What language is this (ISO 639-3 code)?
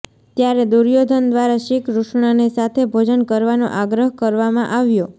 guj